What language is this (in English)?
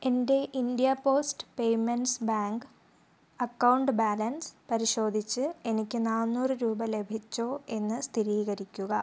Malayalam